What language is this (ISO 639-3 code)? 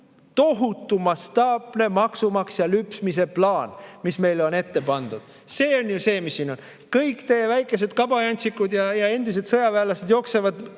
est